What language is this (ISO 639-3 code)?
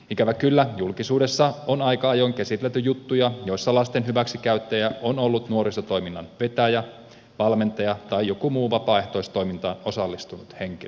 fin